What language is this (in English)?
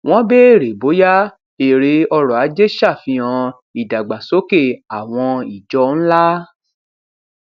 Yoruba